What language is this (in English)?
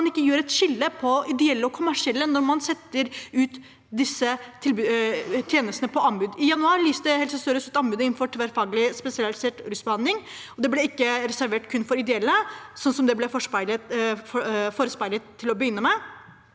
Norwegian